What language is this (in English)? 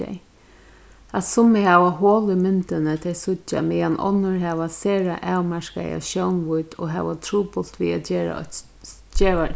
Faroese